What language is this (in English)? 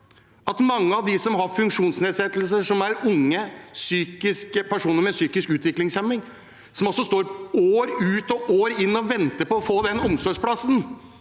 Norwegian